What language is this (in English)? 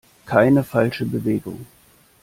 German